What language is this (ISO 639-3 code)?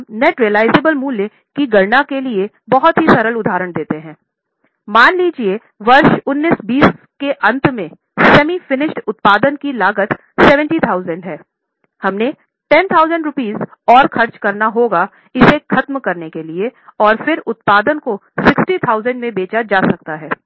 hin